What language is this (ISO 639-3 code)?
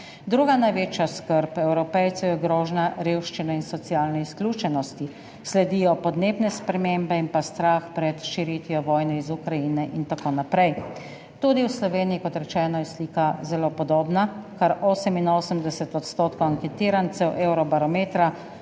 slv